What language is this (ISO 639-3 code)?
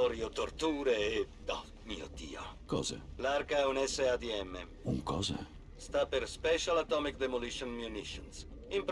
ita